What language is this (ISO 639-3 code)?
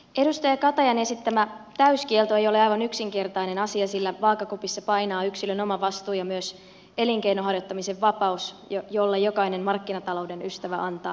fin